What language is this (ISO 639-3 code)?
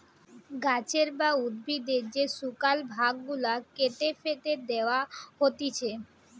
ben